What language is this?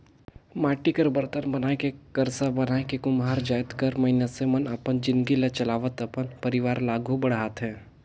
Chhattisgarhi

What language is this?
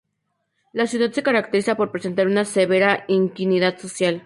Spanish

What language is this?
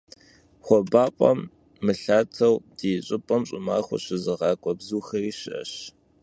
Kabardian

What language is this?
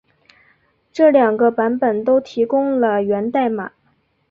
Chinese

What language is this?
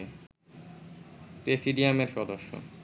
Bangla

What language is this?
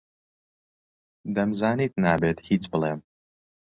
Central Kurdish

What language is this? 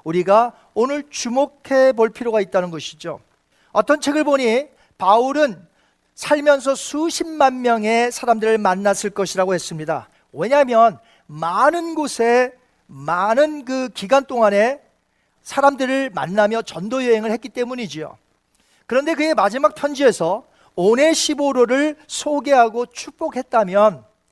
Korean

